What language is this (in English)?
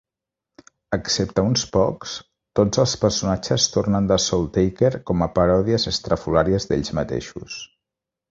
Catalan